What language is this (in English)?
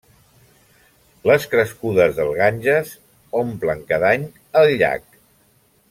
Catalan